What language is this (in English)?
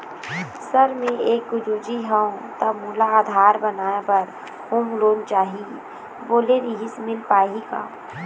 Chhattisgarhi